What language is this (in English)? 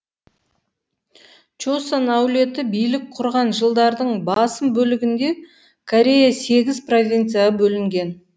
Kazakh